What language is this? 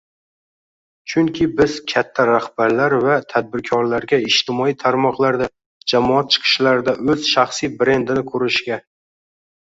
Uzbek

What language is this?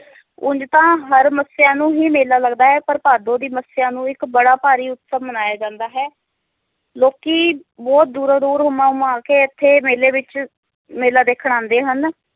Punjabi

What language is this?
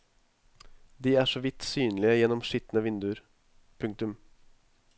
Norwegian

